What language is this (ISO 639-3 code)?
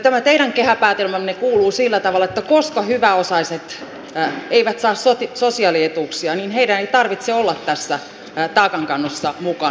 fin